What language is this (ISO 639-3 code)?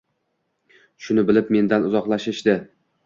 uzb